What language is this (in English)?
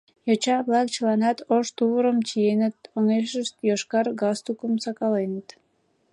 Mari